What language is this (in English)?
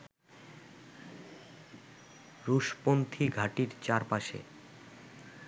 Bangla